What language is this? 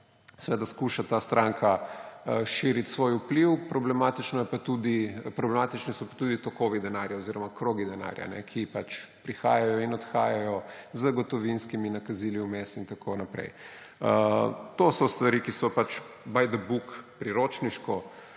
Slovenian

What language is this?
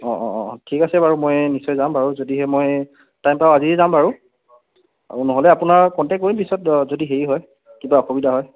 Assamese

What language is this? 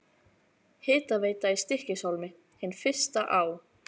Icelandic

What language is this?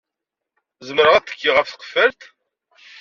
Kabyle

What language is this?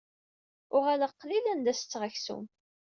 Kabyle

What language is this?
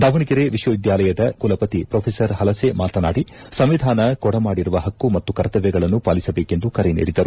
Kannada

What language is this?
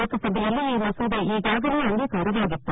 Kannada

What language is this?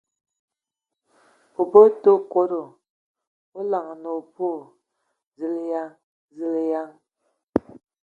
Ewondo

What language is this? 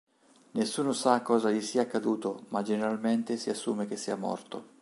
Italian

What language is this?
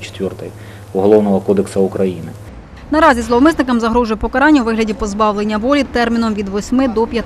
Ukrainian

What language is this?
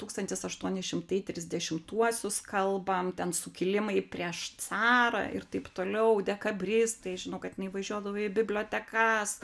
Lithuanian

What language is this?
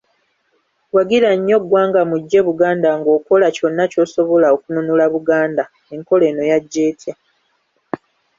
Ganda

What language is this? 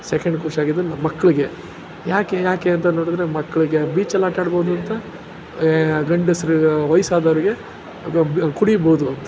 Kannada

